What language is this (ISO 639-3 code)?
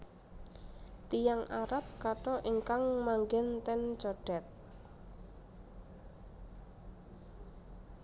jav